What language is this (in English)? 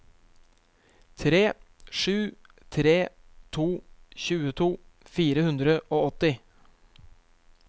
Norwegian